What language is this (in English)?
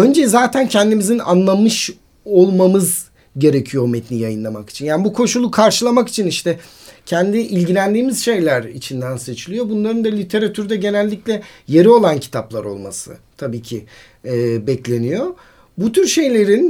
Turkish